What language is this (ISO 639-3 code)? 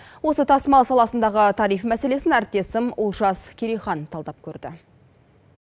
kaz